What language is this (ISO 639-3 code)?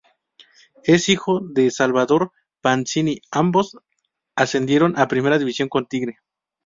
spa